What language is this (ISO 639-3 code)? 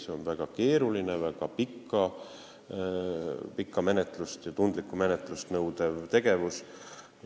est